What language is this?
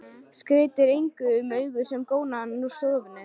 Icelandic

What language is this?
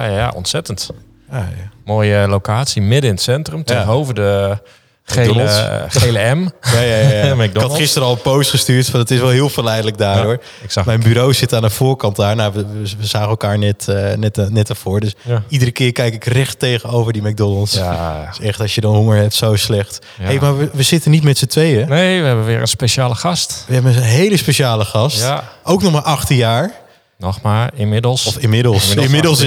Dutch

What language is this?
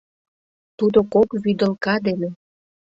Mari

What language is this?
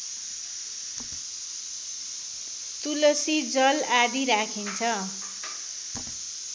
Nepali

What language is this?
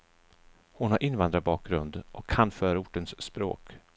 Swedish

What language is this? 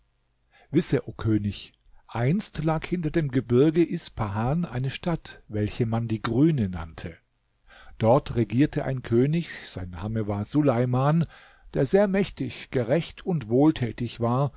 German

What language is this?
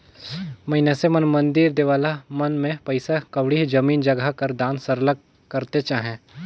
Chhattisgarhi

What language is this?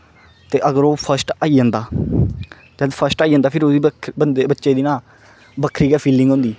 Dogri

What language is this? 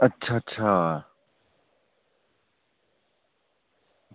Dogri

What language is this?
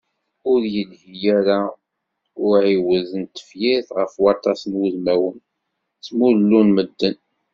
Kabyle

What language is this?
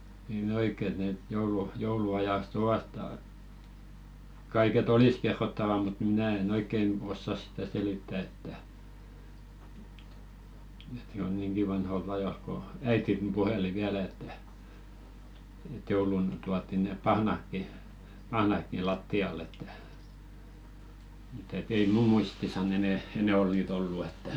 Finnish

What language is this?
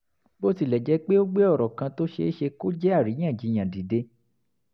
Yoruba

